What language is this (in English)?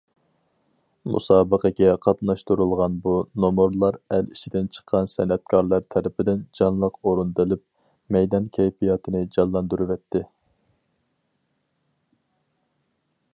Uyghur